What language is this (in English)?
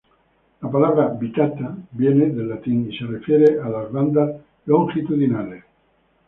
Spanish